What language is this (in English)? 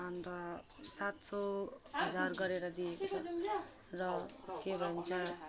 Nepali